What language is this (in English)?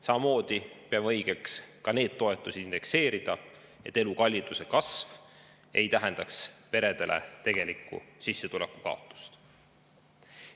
Estonian